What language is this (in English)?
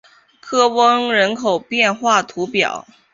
Chinese